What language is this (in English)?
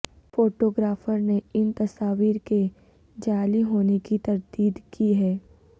Urdu